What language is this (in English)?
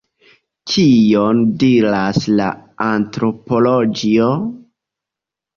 Esperanto